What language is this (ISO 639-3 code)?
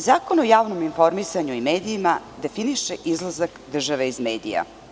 srp